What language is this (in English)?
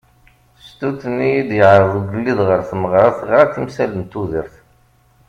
Kabyle